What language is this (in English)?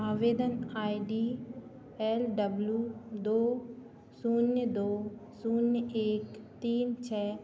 Hindi